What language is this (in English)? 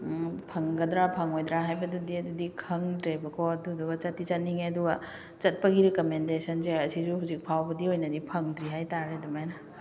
Manipuri